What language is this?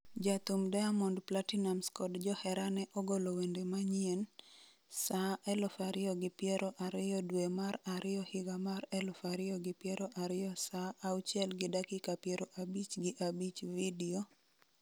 Luo (Kenya and Tanzania)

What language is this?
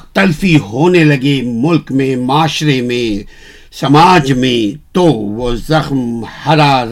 Urdu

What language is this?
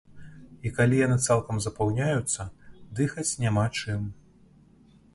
Belarusian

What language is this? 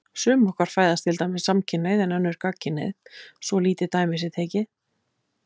Icelandic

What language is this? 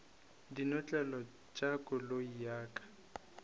Northern Sotho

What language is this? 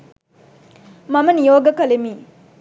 Sinhala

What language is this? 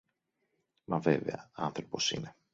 Greek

